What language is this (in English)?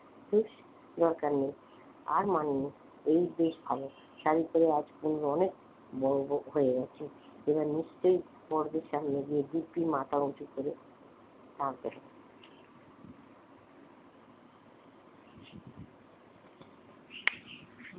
Bangla